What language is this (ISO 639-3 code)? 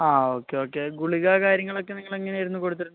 mal